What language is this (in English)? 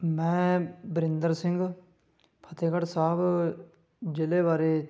Punjabi